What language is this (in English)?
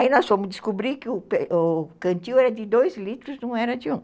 Portuguese